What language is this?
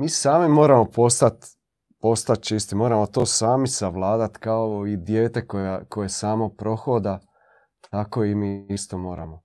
Croatian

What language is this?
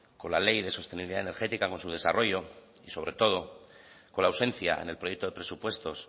Spanish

